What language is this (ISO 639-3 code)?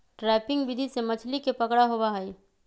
mag